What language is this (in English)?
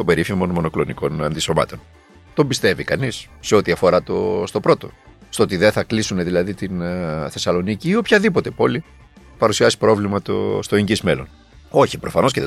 Greek